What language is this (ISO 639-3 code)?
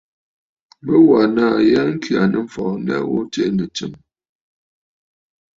bfd